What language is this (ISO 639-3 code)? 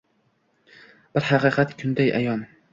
uzb